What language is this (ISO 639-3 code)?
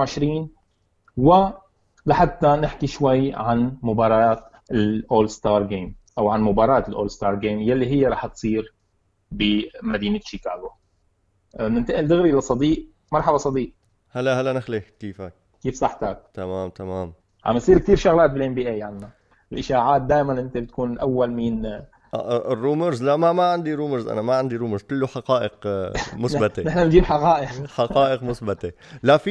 ara